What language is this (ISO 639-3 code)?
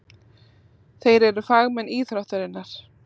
isl